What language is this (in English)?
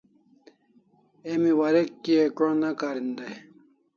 Kalasha